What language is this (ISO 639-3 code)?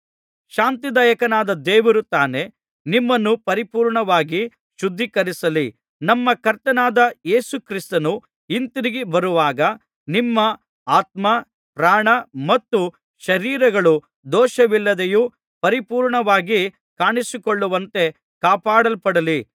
kan